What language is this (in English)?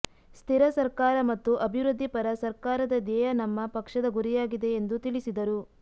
Kannada